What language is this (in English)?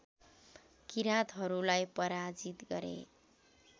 Nepali